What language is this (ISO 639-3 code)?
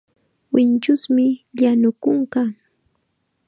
qxa